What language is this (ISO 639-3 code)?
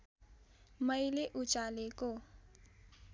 nep